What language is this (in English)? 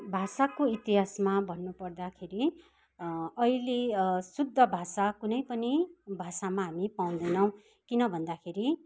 Nepali